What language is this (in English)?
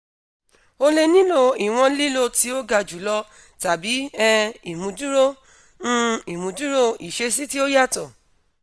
Yoruba